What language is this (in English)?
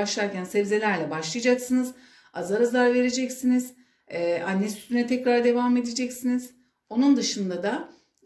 Turkish